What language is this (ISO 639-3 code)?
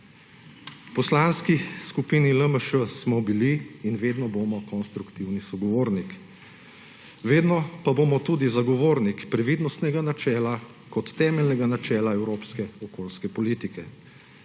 slv